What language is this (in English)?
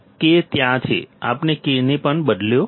Gujarati